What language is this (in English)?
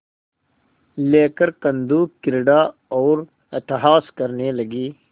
Hindi